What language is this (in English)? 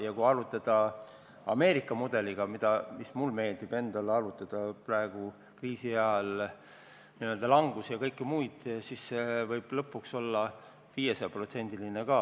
Estonian